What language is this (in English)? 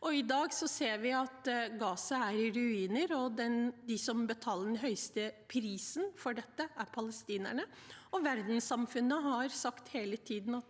Norwegian